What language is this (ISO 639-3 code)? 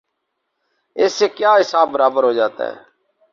urd